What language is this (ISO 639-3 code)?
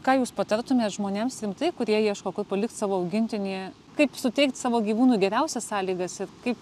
lit